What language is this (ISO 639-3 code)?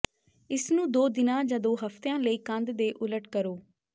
pan